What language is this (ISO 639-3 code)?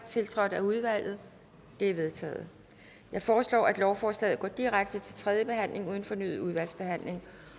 dan